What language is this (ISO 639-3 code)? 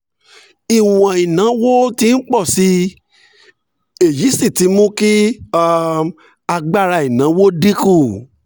yor